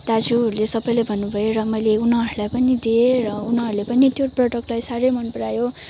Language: Nepali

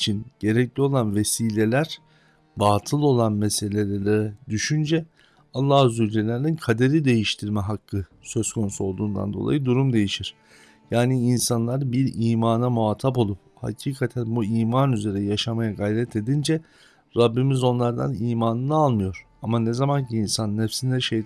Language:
Turkish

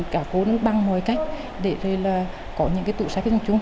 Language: Vietnamese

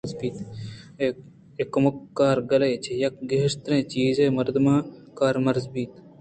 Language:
Eastern Balochi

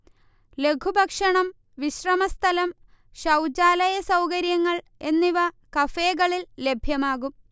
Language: Malayalam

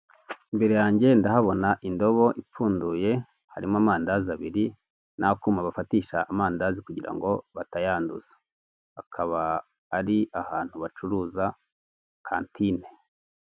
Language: Kinyarwanda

